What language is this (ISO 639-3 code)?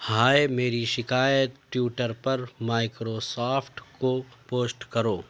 urd